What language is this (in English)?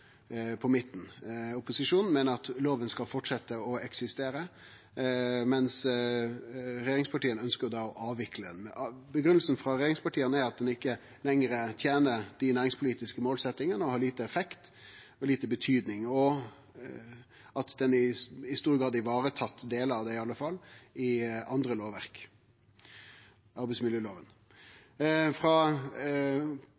Norwegian Nynorsk